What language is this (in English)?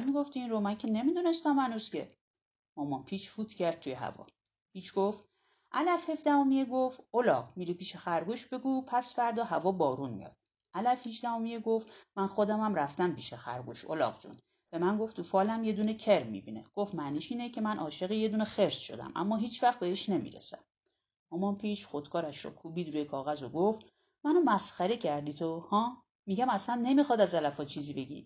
Persian